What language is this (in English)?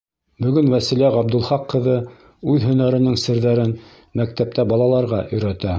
Bashkir